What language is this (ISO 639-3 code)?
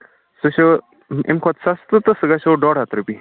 kas